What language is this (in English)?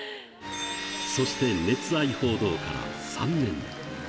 Japanese